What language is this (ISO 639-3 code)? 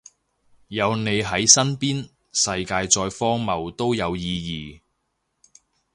yue